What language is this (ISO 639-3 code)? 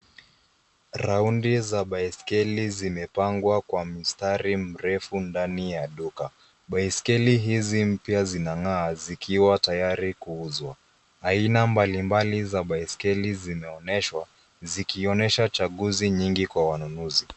swa